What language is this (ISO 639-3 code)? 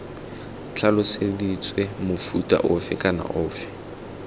tsn